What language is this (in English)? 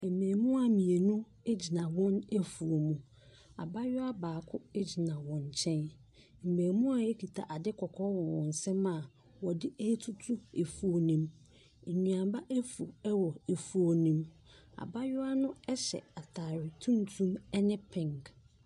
Akan